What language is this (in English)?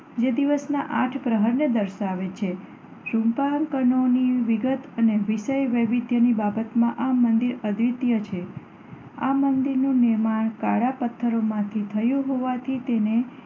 Gujarati